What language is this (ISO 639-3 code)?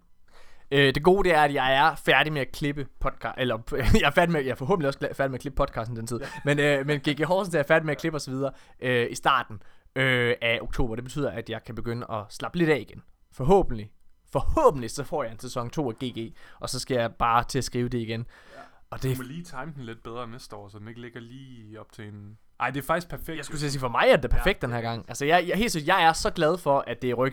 dan